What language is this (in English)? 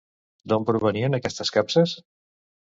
Catalan